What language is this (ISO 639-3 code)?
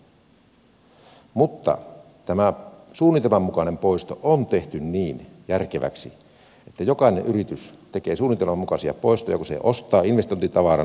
fin